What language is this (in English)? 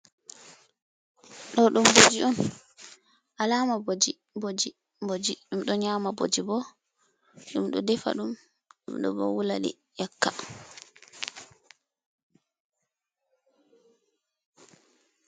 Fula